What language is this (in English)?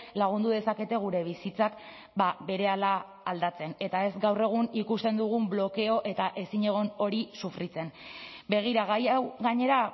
Basque